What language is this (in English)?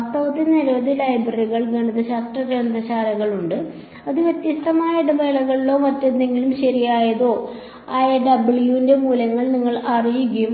Malayalam